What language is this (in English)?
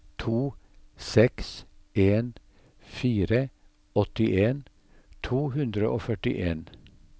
Norwegian